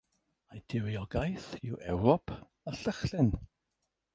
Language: Welsh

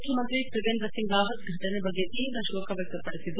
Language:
Kannada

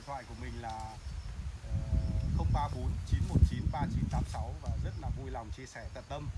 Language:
Vietnamese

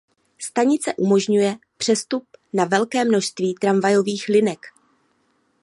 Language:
Czech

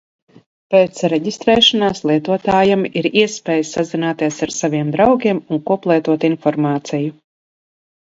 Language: Latvian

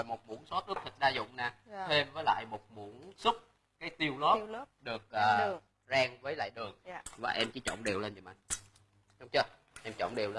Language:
Vietnamese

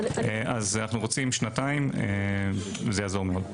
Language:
Hebrew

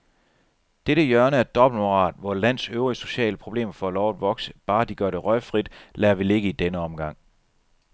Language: Danish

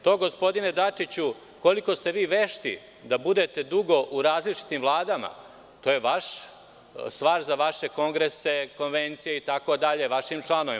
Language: Serbian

